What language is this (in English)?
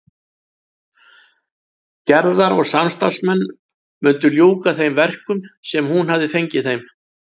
Icelandic